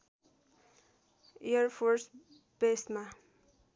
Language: Nepali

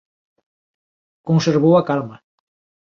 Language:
Galician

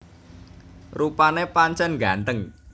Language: Javanese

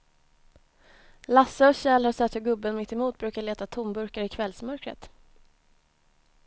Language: Swedish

